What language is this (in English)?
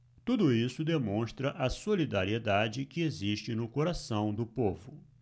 Portuguese